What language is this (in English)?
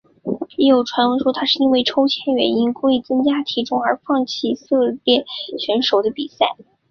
Chinese